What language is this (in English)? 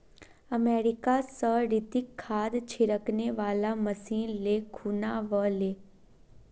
Magahi